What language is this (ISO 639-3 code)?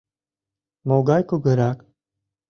chm